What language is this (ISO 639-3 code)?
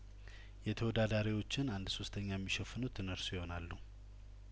amh